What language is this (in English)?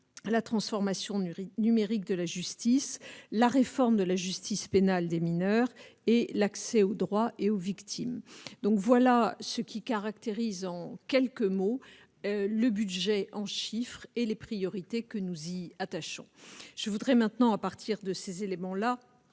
French